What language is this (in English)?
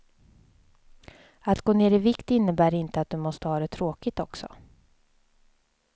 Swedish